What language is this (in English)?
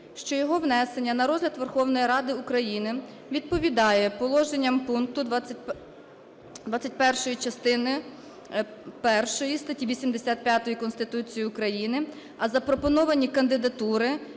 Ukrainian